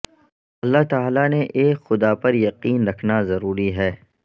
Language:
Urdu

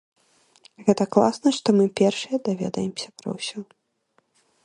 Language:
Belarusian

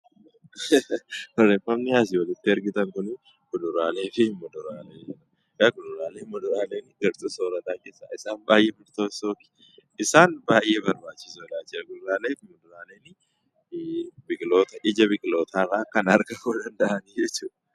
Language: Oromo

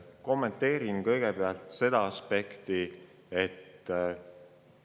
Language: Estonian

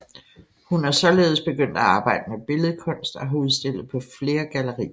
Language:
Danish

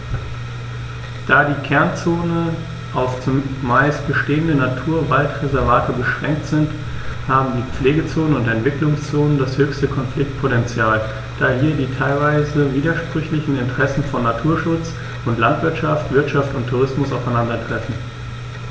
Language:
German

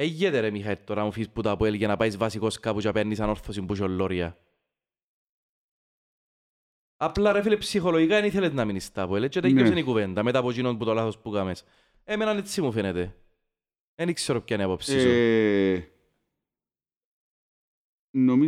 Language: Greek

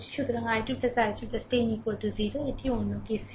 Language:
Bangla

